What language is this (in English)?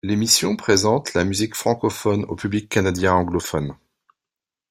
French